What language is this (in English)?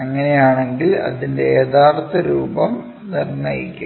Malayalam